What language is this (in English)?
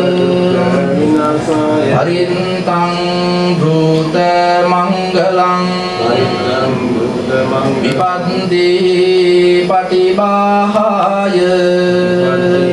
Indonesian